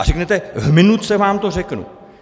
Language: Czech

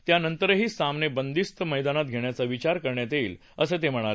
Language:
Marathi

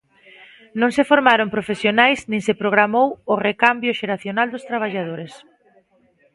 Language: Galician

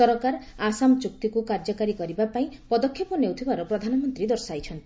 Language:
Odia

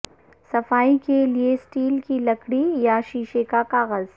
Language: Urdu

